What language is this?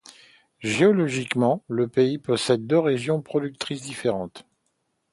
French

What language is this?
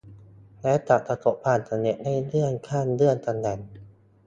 Thai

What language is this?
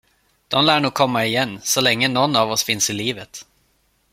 Swedish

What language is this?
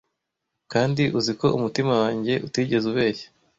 Kinyarwanda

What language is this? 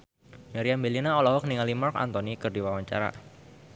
Sundanese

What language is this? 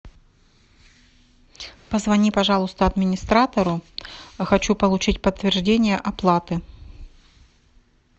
Russian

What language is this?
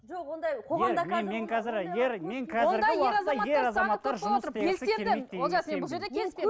Kazakh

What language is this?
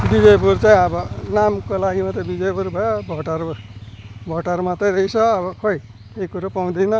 Nepali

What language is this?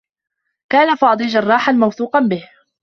Arabic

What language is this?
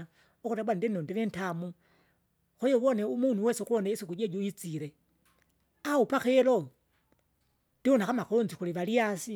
Kinga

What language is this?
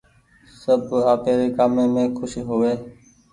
Goaria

